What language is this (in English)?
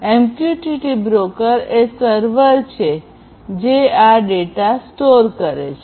Gujarati